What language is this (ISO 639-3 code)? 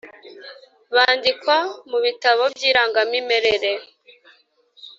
kin